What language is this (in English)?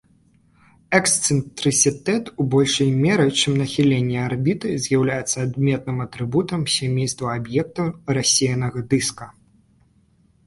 Belarusian